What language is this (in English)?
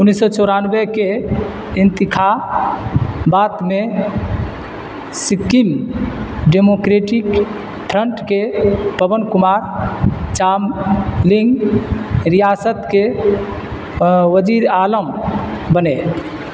Urdu